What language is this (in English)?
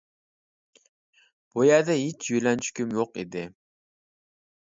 Uyghur